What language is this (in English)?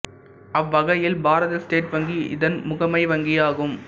Tamil